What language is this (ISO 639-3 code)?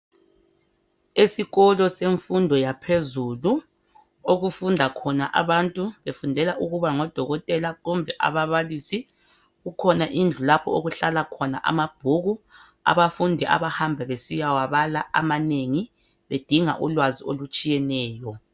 nde